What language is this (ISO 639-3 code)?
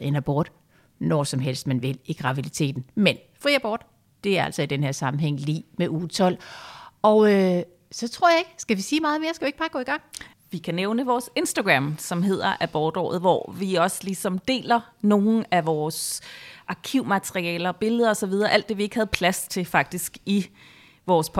dan